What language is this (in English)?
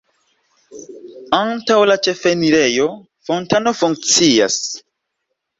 Esperanto